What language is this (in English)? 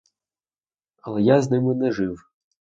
Ukrainian